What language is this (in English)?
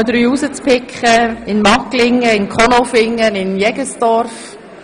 Swiss German